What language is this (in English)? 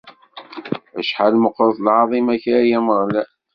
Kabyle